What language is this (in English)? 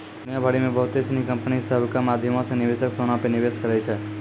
Maithili